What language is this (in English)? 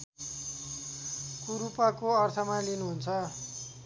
Nepali